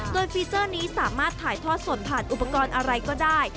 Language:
Thai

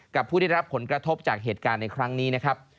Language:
Thai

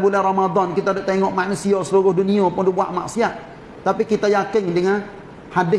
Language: Malay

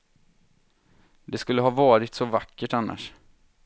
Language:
Swedish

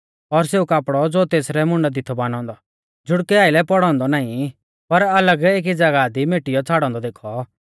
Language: Mahasu Pahari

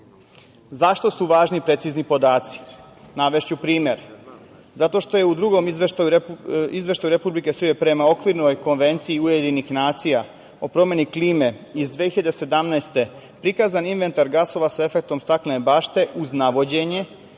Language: Serbian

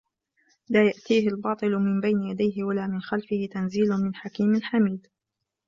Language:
Arabic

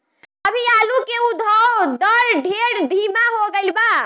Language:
Bhojpuri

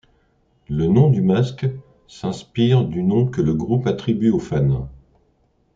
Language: French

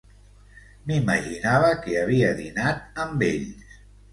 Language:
Catalan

